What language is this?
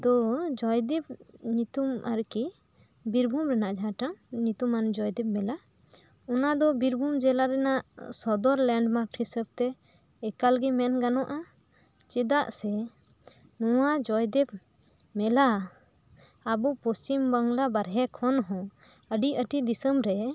Santali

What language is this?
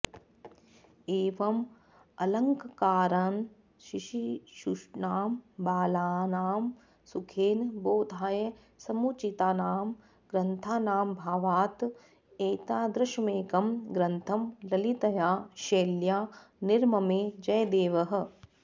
Sanskrit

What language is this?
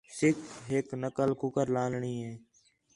Khetrani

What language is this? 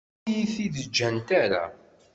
Kabyle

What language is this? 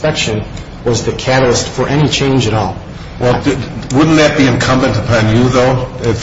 English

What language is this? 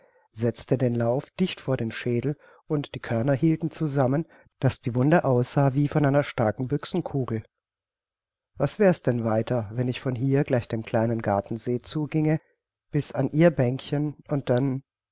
German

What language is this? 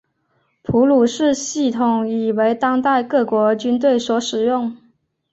Chinese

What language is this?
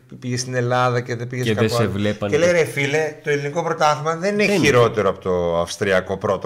Greek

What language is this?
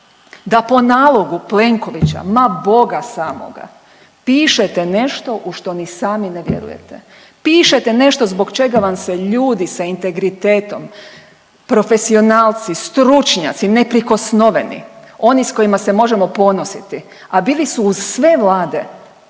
Croatian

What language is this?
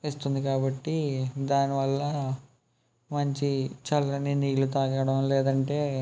Telugu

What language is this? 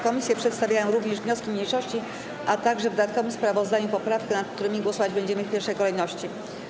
Polish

